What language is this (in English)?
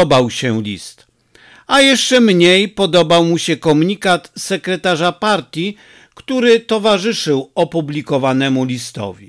Polish